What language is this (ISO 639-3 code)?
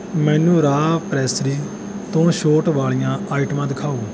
pan